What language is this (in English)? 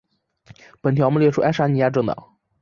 Chinese